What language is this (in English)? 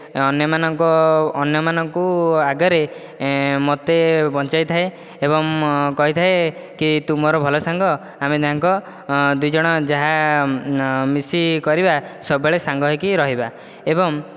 Odia